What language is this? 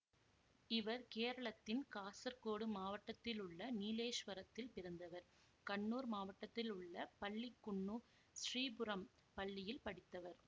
Tamil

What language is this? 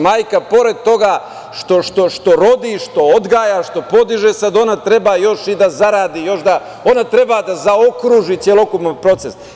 Serbian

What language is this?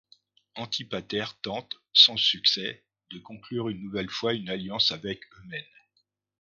French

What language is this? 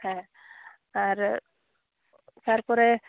Santali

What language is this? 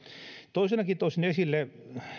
Finnish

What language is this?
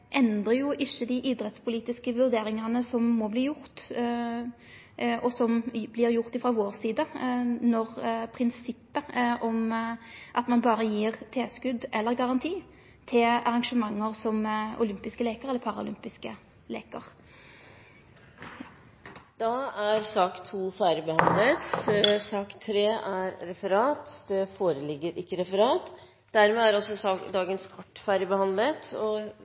Norwegian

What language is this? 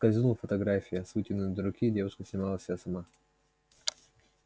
Russian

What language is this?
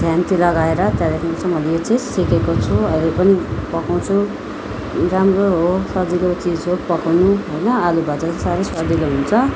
Nepali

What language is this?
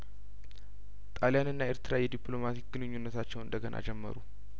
Amharic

